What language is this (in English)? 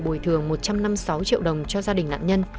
Vietnamese